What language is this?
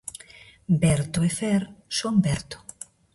Galician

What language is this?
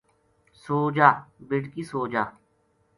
Gujari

